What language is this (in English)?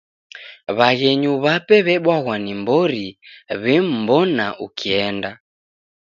Taita